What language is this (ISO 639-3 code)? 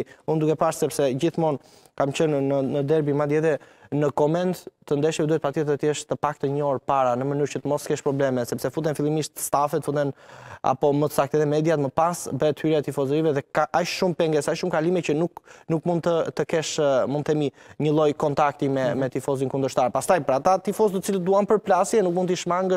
ron